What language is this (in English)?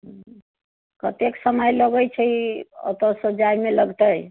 Maithili